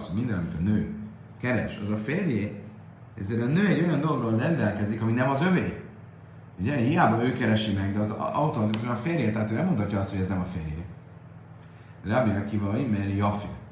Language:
Hungarian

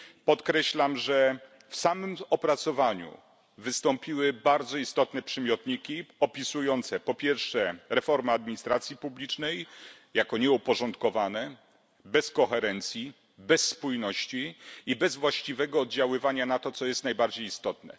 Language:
Polish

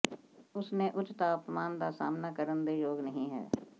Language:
Punjabi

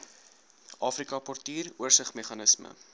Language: Afrikaans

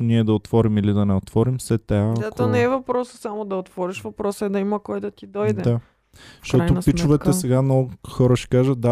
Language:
Bulgarian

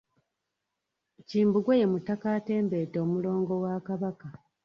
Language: Ganda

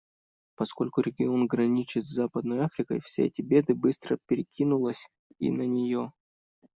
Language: Russian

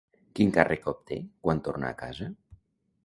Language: Catalan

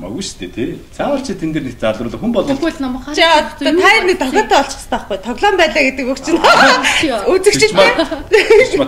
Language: Bulgarian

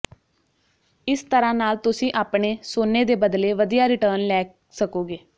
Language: Punjabi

